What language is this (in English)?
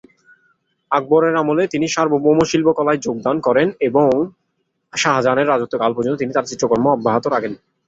Bangla